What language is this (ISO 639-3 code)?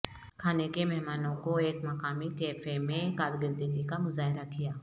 urd